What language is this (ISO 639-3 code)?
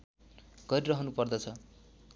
nep